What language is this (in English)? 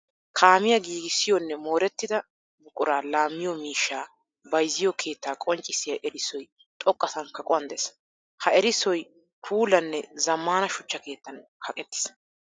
Wolaytta